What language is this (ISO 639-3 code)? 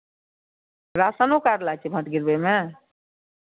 mai